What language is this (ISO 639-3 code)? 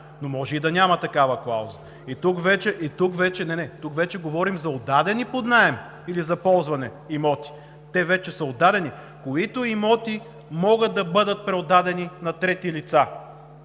bul